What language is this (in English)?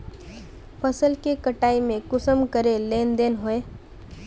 Magahi